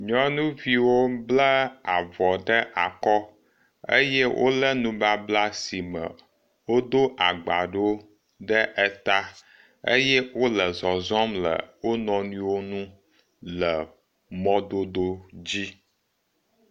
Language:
Ewe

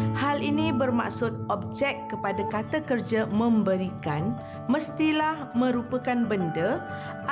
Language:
Malay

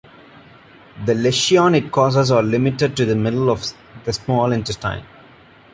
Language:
English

